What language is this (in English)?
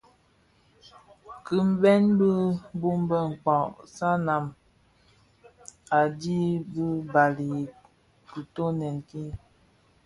Bafia